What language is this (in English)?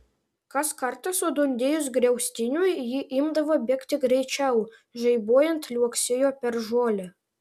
Lithuanian